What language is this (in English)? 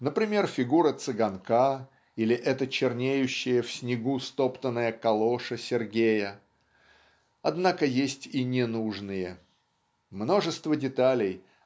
Russian